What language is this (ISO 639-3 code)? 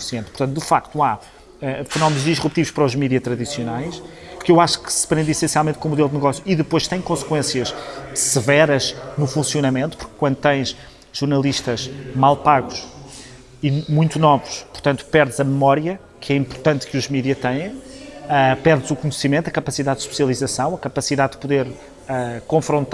por